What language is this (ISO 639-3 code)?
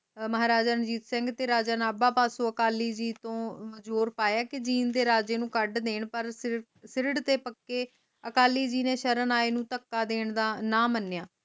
pan